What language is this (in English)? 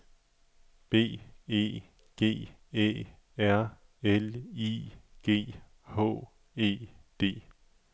Danish